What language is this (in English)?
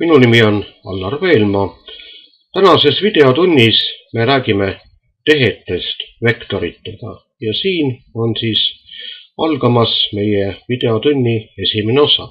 Finnish